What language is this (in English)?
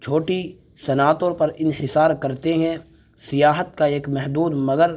Urdu